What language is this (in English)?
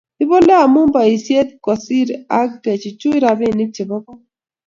Kalenjin